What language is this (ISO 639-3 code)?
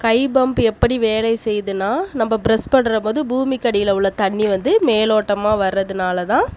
tam